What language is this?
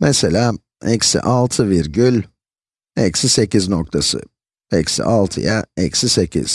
Turkish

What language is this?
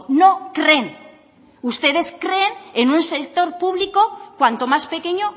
Spanish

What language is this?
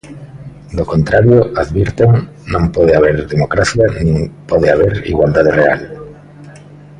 Galician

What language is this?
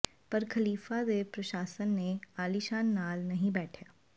Punjabi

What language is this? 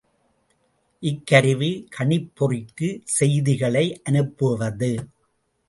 Tamil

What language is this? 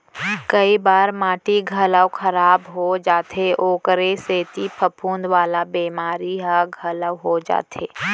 Chhattisgarhi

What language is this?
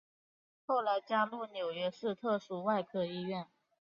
Chinese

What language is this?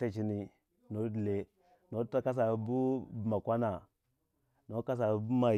Waja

